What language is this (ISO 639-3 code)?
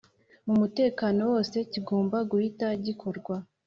kin